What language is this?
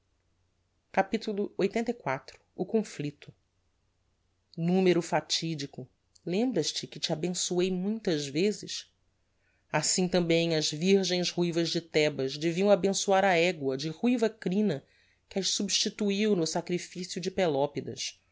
Portuguese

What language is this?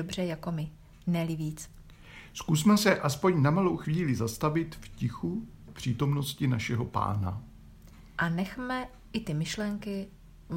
Czech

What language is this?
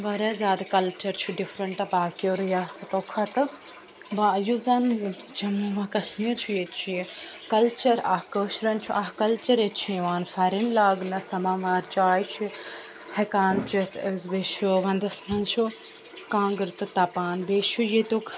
Kashmiri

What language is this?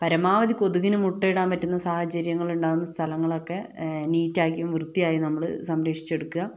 Malayalam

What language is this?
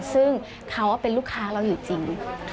Thai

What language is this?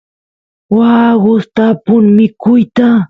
Santiago del Estero Quichua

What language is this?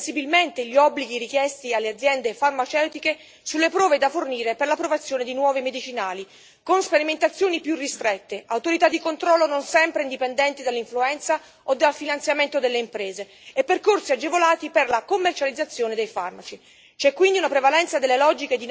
Italian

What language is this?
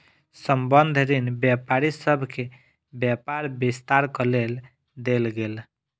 Maithili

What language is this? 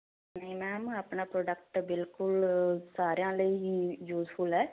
Punjabi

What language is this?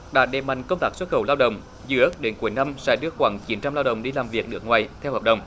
Vietnamese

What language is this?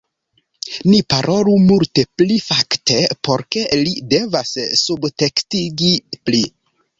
Esperanto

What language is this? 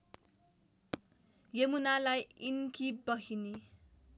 Nepali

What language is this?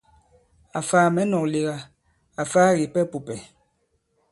Bankon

